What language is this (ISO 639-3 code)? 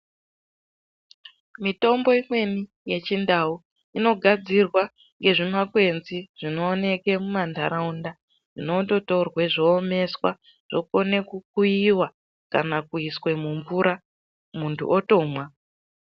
ndc